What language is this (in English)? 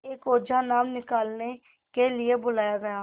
Hindi